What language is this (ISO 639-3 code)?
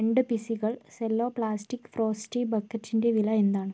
mal